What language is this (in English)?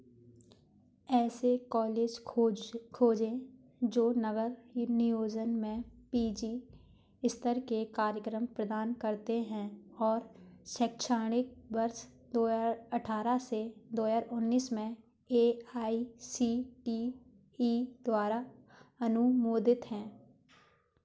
Hindi